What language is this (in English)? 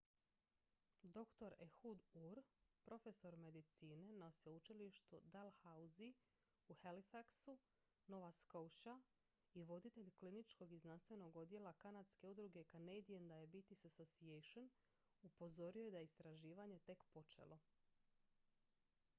Croatian